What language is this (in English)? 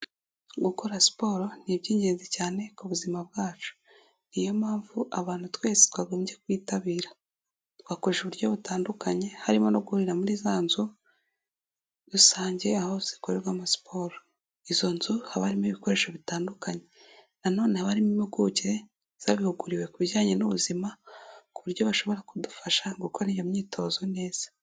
Kinyarwanda